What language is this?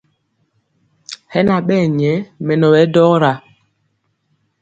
Mpiemo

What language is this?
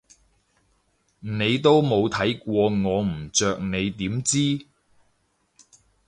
Cantonese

